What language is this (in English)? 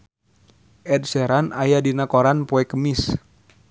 Sundanese